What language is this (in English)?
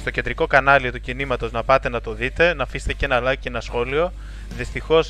Greek